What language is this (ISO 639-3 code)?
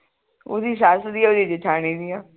pan